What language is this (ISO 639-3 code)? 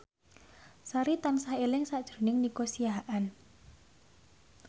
jav